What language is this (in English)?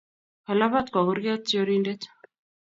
Kalenjin